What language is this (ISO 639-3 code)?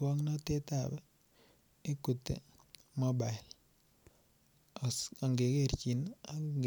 kln